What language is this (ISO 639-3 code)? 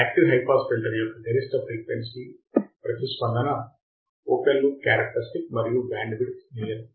tel